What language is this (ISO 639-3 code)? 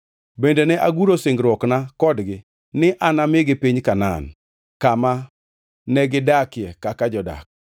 luo